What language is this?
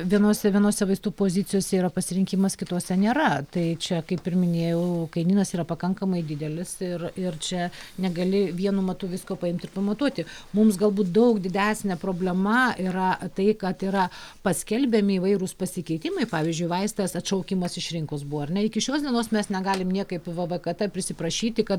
Lithuanian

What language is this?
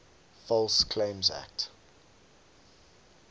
English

